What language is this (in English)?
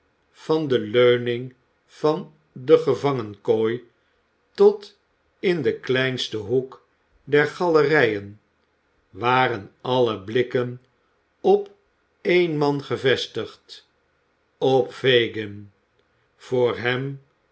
Dutch